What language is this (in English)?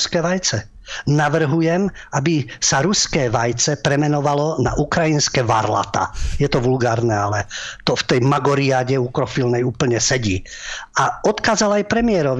Slovak